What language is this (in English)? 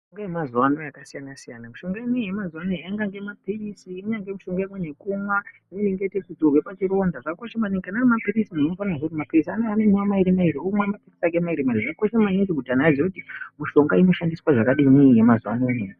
Ndau